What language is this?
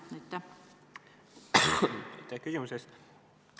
Estonian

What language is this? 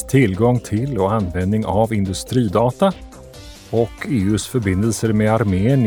Swedish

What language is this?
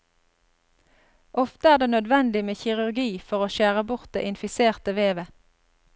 Norwegian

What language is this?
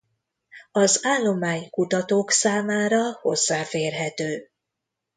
Hungarian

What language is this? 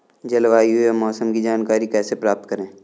Hindi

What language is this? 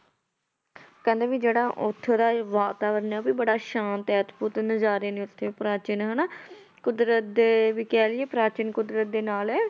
Punjabi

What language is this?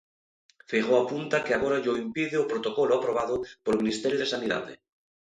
Galician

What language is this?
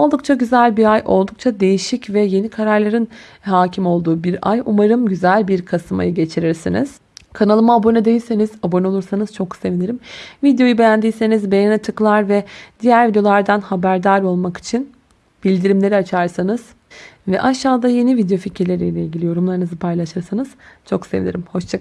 Turkish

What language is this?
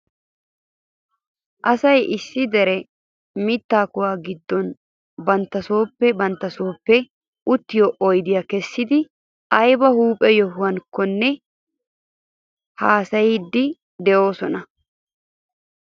Wolaytta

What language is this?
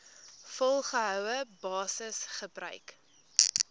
Afrikaans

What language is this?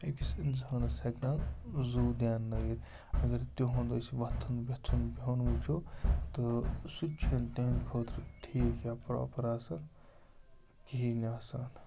Kashmiri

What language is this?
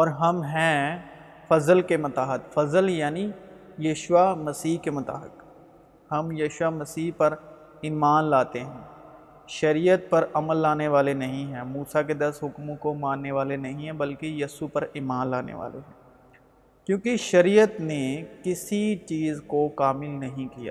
Urdu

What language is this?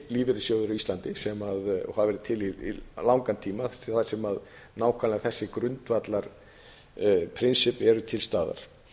Icelandic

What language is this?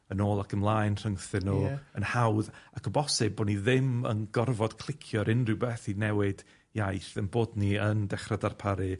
Welsh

